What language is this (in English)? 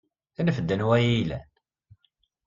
Kabyle